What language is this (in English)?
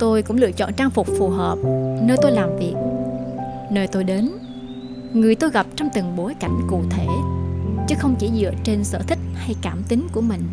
Vietnamese